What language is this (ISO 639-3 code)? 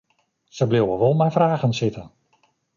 fry